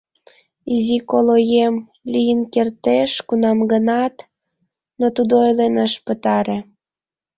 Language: Mari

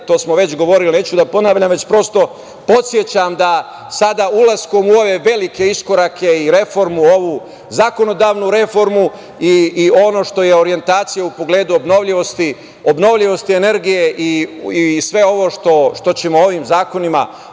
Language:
Serbian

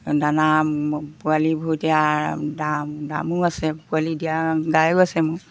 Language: Assamese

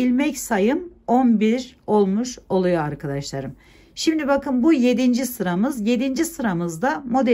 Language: Turkish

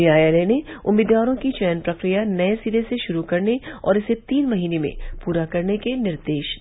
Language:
Hindi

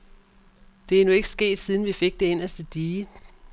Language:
Danish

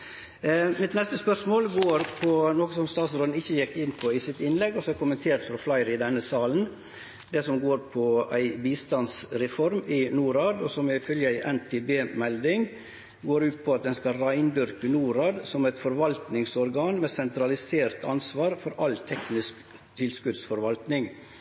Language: Norwegian Nynorsk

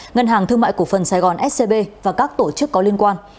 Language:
Vietnamese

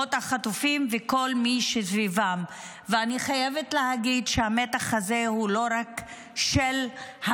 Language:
Hebrew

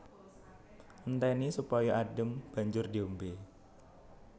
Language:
Javanese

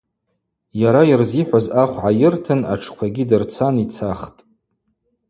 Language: Abaza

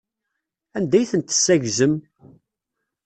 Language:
Kabyle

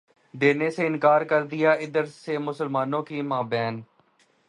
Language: Urdu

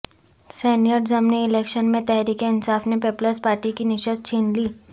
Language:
Urdu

